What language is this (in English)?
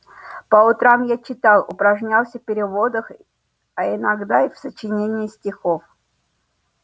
Russian